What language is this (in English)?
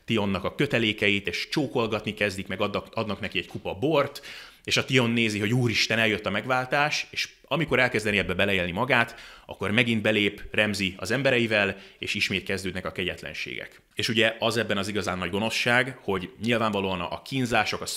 Hungarian